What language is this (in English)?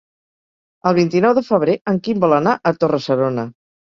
Catalan